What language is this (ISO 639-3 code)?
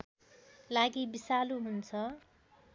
nep